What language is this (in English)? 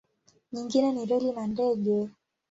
Swahili